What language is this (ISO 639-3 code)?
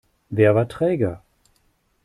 deu